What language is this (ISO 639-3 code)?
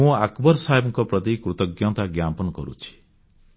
ori